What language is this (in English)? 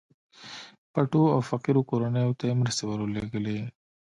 Pashto